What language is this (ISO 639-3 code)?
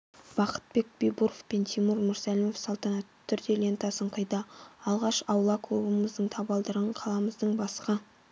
kaz